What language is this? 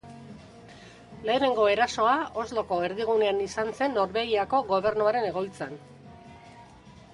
Basque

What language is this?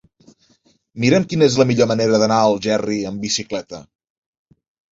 Catalan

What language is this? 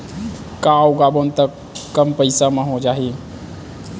Chhattisgarhi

